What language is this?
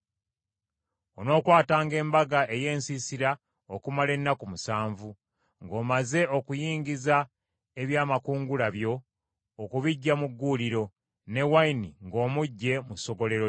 Ganda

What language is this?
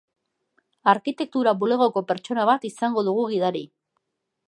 Basque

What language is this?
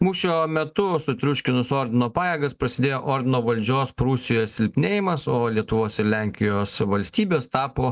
Lithuanian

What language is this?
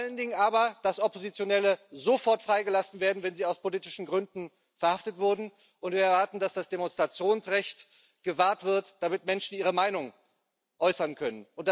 German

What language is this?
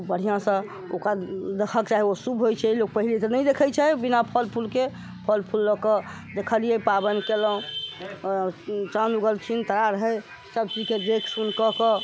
Maithili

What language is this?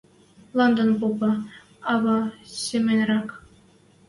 Western Mari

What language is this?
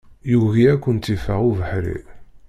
Kabyle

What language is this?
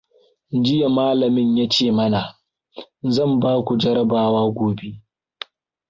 Hausa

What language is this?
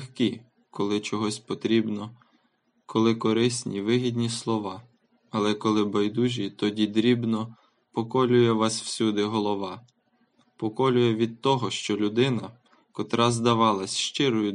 Ukrainian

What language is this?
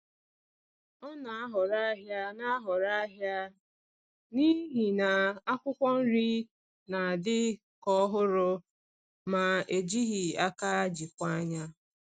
Igbo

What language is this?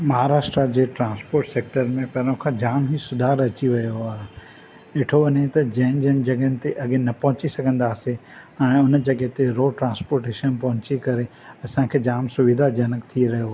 Sindhi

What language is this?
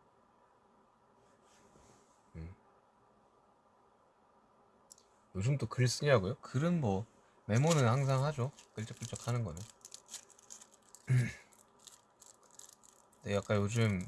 Korean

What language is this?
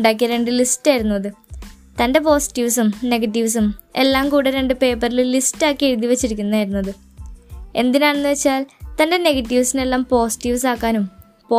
Malayalam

